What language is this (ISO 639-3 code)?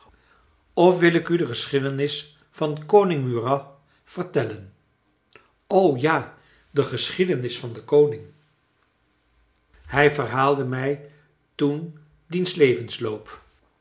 nld